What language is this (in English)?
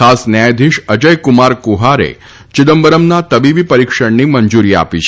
Gujarati